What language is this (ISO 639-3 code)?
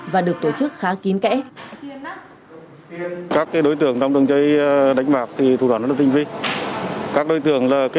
vie